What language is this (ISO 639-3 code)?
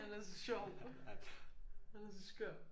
dan